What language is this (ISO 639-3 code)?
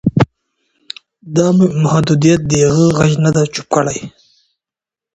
pus